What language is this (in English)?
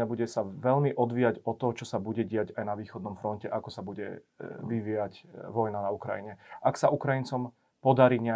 Slovak